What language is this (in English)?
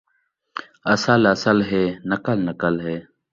Saraiki